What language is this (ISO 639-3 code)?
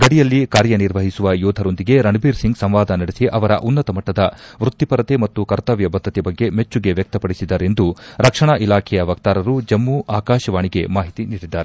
kan